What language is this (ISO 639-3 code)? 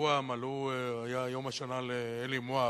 heb